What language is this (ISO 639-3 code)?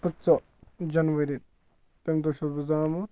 kas